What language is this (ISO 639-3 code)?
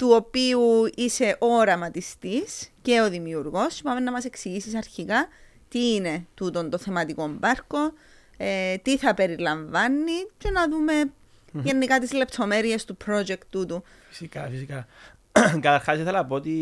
ell